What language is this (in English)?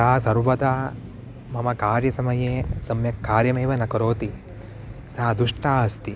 Sanskrit